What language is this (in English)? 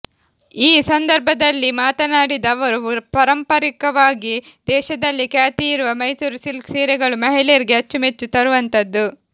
Kannada